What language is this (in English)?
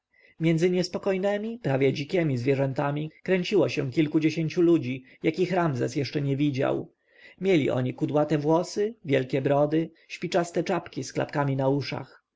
Polish